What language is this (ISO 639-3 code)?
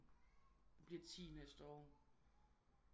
dan